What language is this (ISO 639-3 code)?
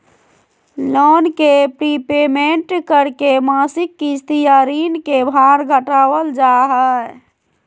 mag